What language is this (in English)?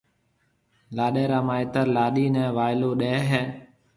Marwari (Pakistan)